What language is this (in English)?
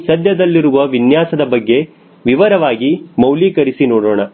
Kannada